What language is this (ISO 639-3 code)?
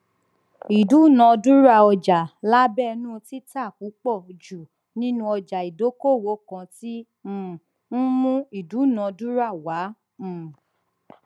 yor